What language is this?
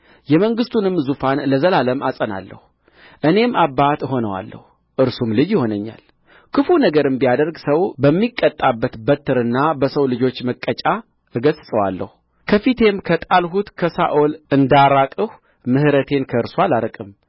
Amharic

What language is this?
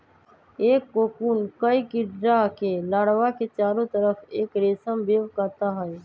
Magahi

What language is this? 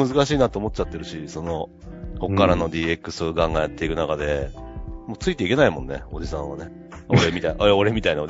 Japanese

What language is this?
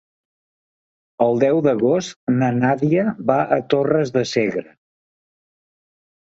Catalan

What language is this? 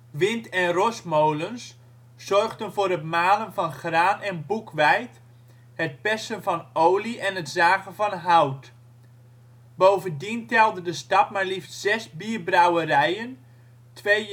Dutch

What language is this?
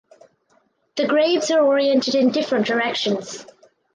English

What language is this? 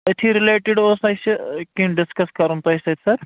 Kashmiri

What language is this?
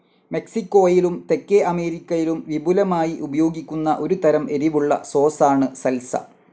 Malayalam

